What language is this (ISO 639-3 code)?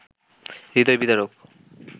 ben